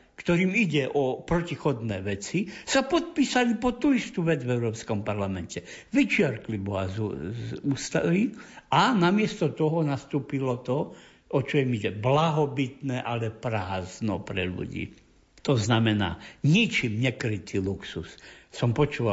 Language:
Slovak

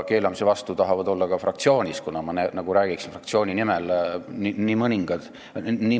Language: Estonian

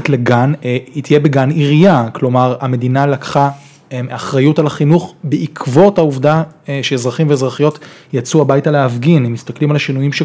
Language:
Hebrew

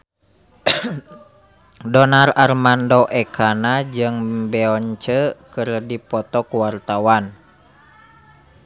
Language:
Sundanese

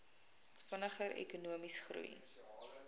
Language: Afrikaans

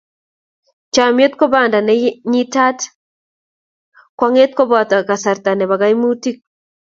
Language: Kalenjin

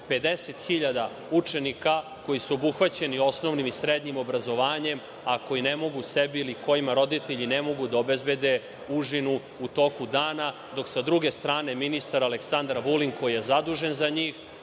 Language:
Serbian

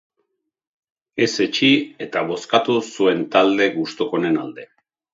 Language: Basque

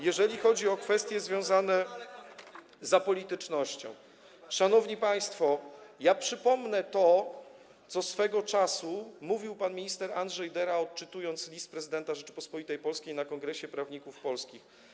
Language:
Polish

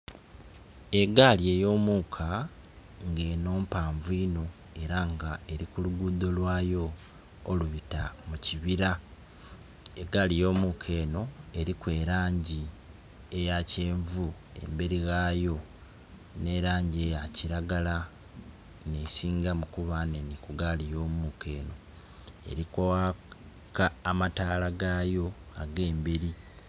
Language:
Soga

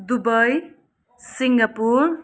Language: Nepali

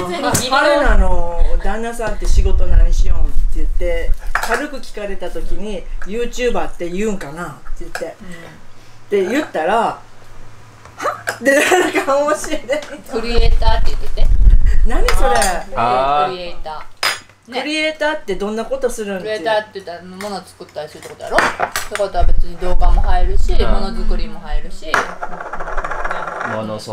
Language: Japanese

